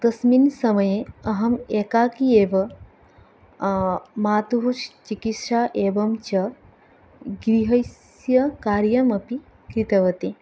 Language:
Sanskrit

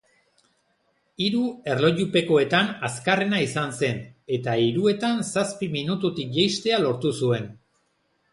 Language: Basque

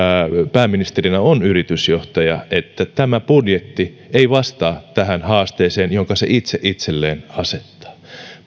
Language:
Finnish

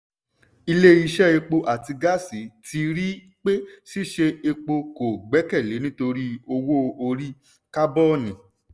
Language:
Yoruba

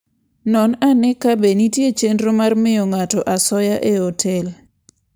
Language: Luo (Kenya and Tanzania)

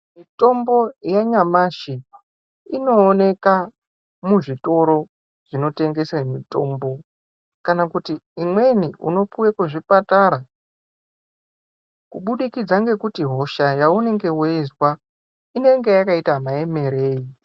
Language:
Ndau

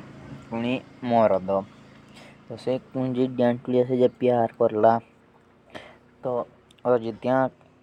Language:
Jaunsari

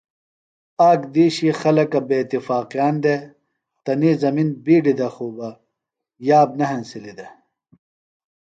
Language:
Phalura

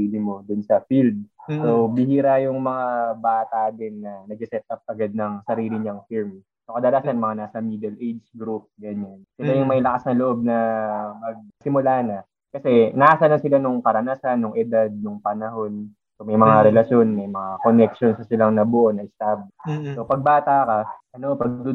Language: Filipino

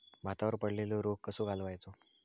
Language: Marathi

